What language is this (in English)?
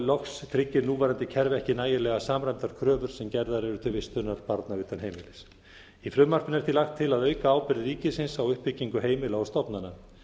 Icelandic